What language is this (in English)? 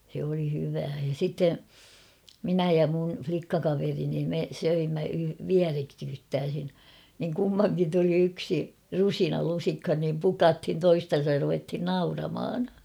Finnish